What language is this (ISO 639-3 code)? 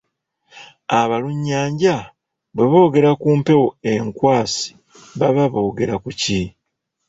lug